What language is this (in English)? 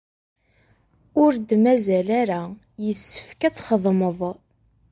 Kabyle